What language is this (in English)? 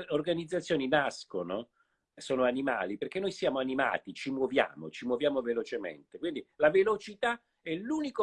Italian